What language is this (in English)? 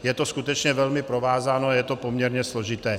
Czech